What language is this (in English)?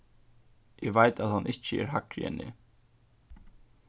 Faroese